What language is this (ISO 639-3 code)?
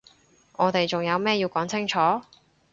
yue